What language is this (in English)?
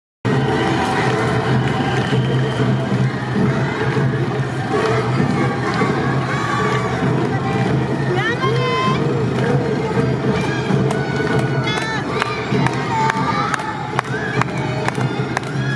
Japanese